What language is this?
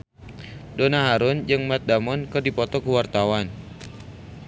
Sundanese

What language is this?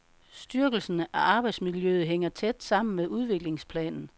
Danish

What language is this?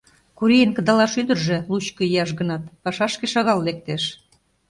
Mari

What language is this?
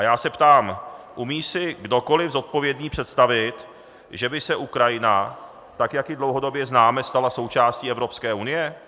Czech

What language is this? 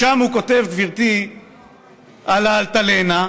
Hebrew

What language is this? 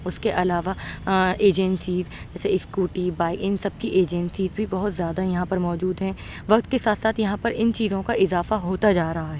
Urdu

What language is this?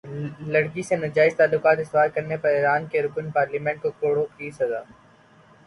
Urdu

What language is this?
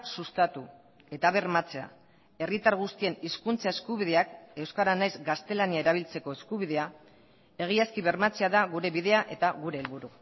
Basque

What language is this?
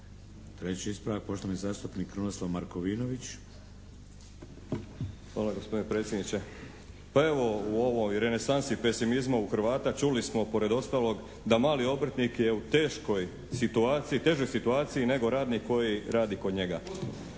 Croatian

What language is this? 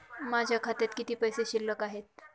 Marathi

